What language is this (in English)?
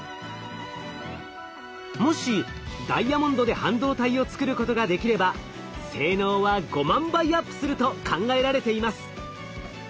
Japanese